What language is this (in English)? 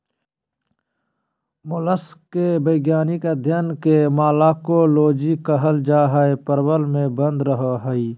Magahi